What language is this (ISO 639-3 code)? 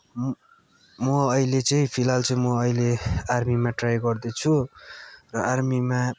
nep